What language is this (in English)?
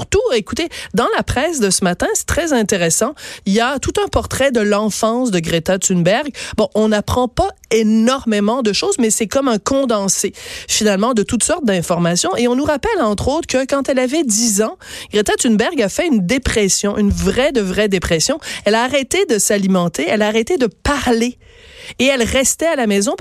French